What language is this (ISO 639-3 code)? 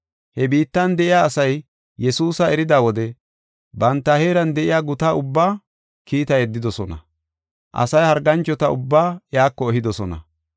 gof